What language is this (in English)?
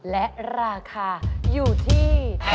Thai